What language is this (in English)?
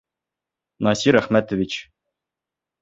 Bashkir